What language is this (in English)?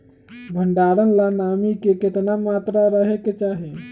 Magahi